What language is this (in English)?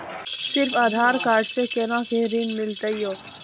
Maithili